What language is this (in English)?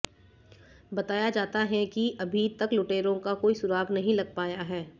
Hindi